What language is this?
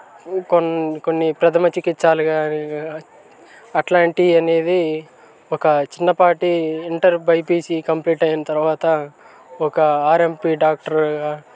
Telugu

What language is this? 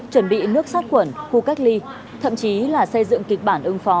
Vietnamese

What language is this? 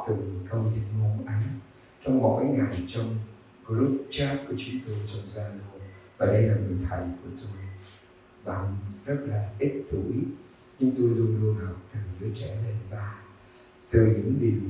Vietnamese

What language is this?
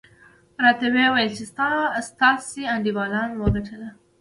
Pashto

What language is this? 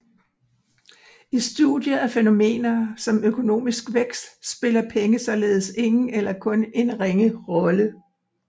Danish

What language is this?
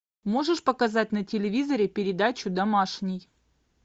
Russian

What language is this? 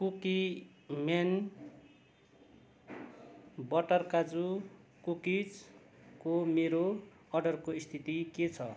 Nepali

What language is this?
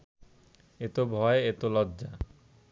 Bangla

